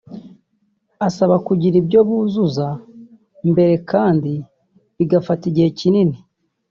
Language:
Kinyarwanda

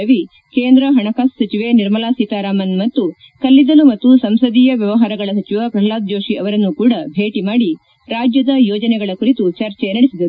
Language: Kannada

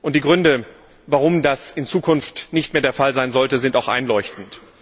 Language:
German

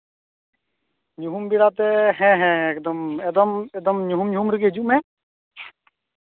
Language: Santali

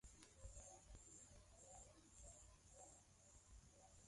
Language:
Swahili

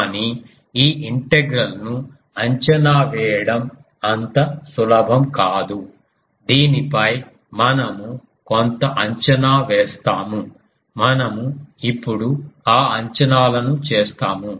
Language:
Telugu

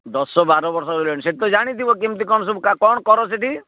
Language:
Odia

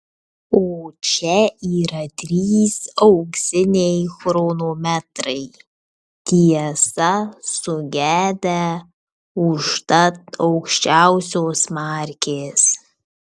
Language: Lithuanian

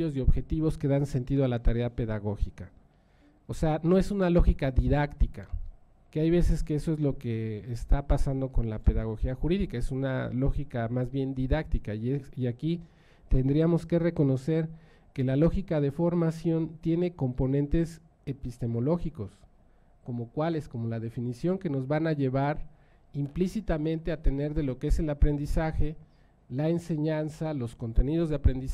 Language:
Spanish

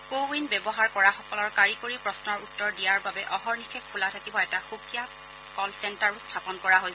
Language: Assamese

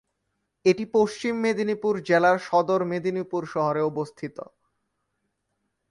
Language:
Bangla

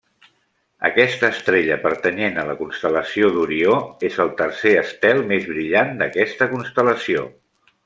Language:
Catalan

